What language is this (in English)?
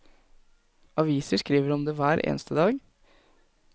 Norwegian